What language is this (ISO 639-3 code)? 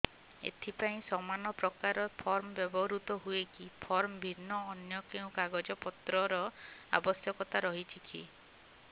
ori